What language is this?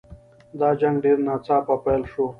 Pashto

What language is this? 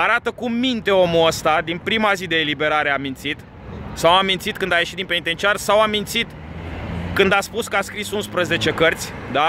Romanian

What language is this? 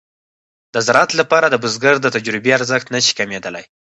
Pashto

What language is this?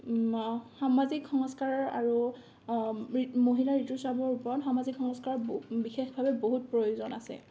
Assamese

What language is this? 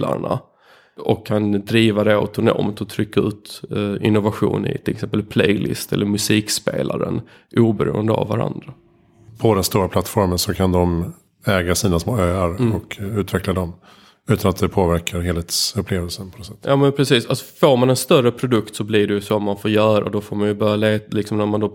Swedish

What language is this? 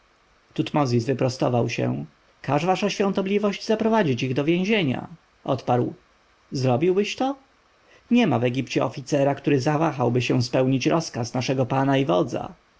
Polish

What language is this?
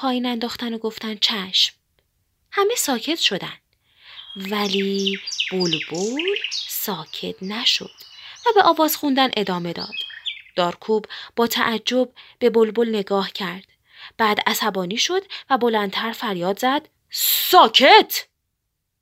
Persian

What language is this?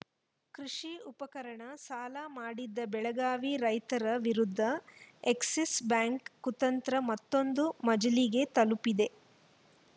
Kannada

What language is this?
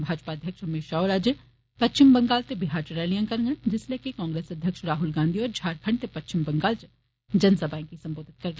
Dogri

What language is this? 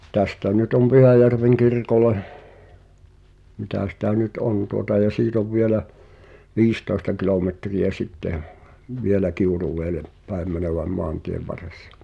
Finnish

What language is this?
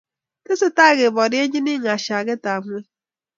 Kalenjin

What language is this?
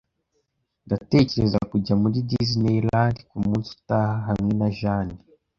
Kinyarwanda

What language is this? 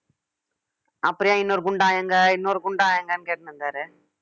Tamil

